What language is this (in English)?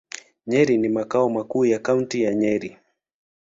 Swahili